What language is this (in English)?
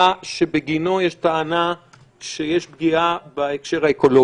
Hebrew